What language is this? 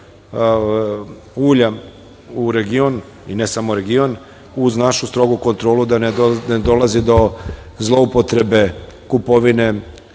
Serbian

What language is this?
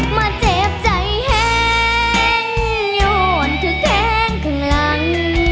Thai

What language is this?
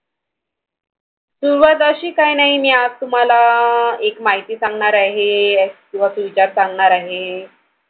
Marathi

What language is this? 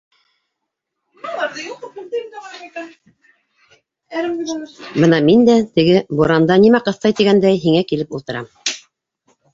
Bashkir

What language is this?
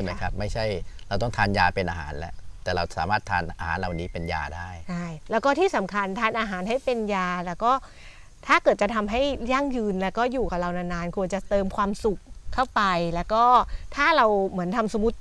Thai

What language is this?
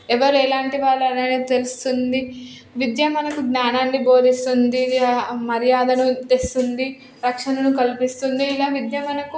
Telugu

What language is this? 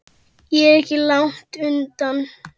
Icelandic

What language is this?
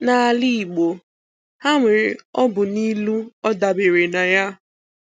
Igbo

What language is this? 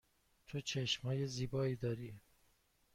Persian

